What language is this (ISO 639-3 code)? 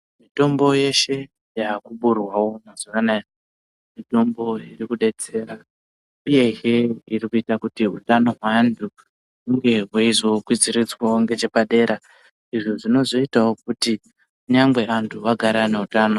ndc